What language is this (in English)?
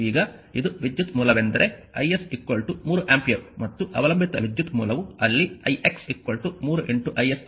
Kannada